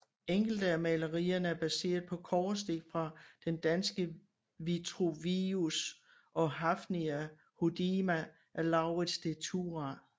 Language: Danish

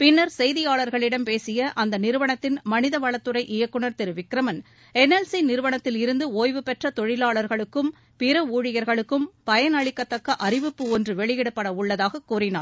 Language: Tamil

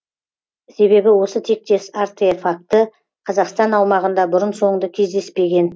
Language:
Kazakh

